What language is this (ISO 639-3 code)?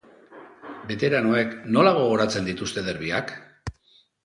eus